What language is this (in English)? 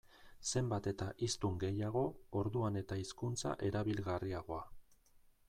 Basque